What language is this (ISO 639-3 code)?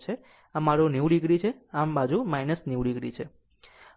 guj